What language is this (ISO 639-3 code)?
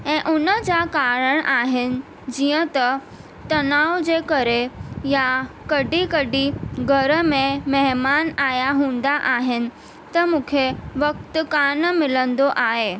snd